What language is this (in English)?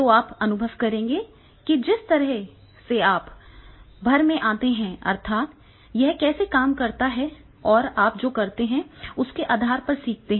Hindi